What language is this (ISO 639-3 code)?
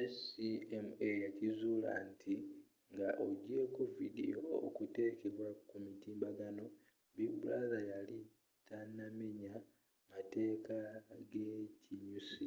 lug